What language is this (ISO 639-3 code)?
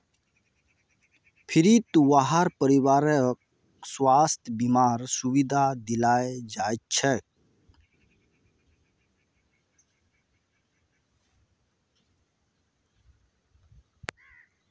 mag